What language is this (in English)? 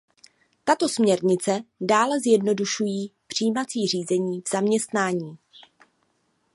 Czech